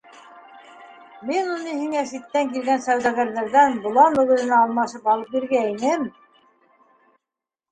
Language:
Bashkir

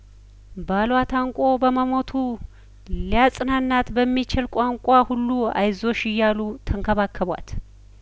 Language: Amharic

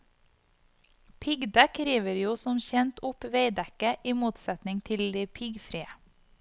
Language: Norwegian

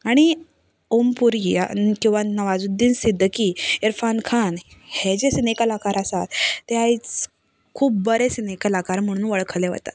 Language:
Konkani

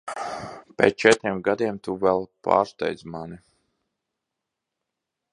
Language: Latvian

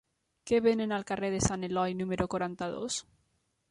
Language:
Catalan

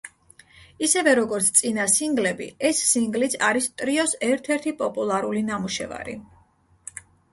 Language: Georgian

